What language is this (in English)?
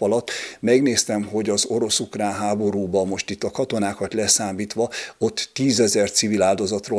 Hungarian